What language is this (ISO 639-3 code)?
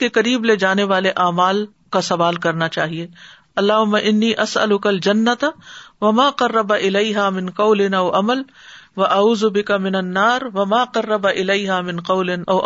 urd